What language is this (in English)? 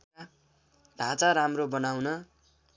Nepali